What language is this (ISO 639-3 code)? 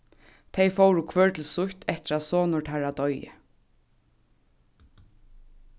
fao